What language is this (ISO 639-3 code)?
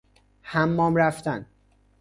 fas